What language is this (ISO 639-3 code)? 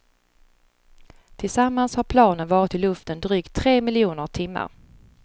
swe